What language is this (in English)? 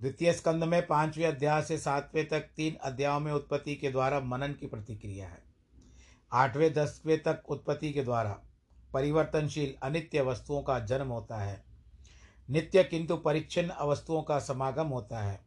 Hindi